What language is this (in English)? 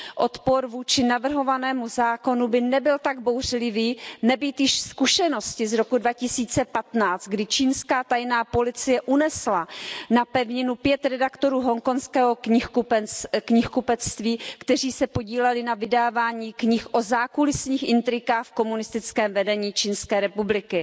Czech